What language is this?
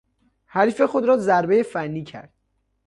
Persian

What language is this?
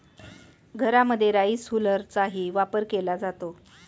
Marathi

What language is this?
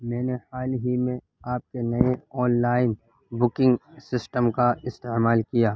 Urdu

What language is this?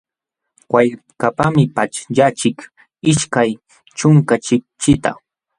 Jauja Wanca Quechua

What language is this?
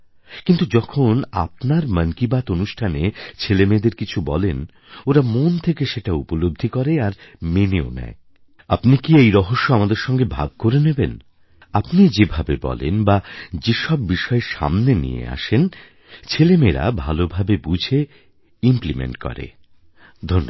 Bangla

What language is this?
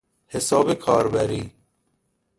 Persian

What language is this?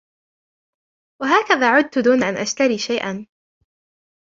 Arabic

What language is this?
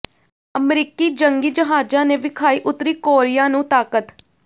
Punjabi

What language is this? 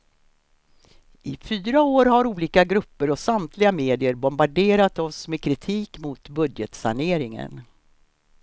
Swedish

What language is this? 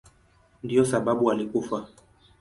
Swahili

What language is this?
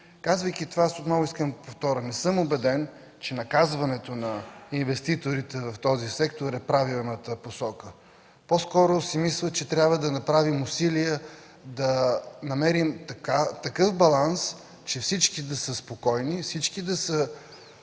Bulgarian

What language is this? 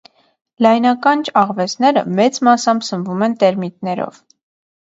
Armenian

